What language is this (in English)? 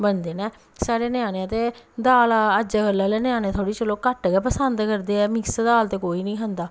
Dogri